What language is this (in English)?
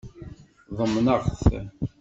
Kabyle